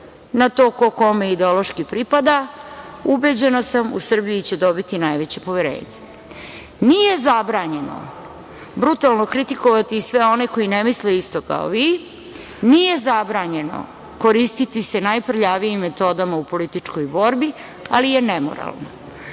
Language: Serbian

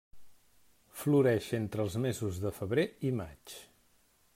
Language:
Catalan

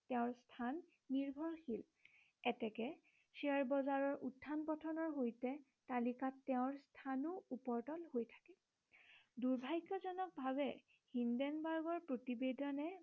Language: Assamese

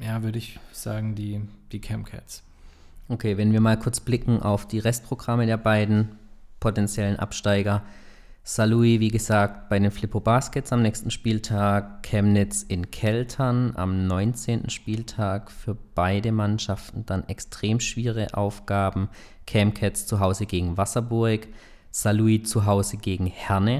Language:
German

